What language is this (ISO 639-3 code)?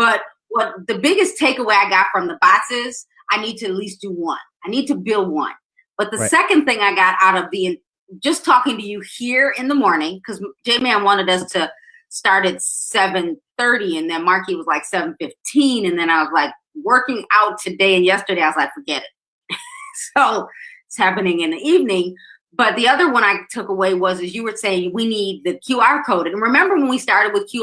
eng